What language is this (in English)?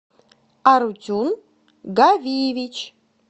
Russian